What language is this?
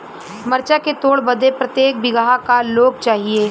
Bhojpuri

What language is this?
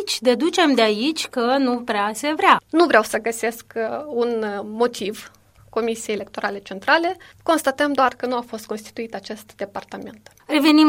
Romanian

